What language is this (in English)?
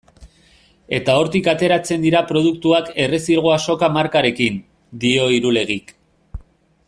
Basque